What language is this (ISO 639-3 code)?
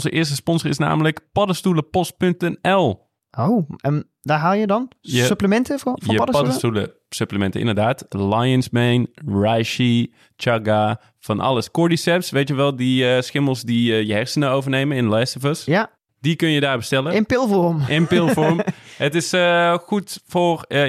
nld